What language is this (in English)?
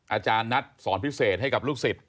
Thai